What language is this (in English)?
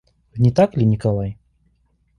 Russian